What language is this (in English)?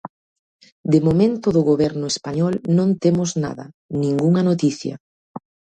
Galician